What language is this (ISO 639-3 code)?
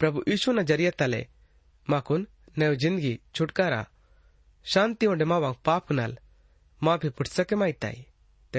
hin